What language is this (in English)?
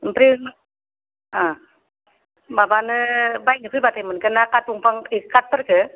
Bodo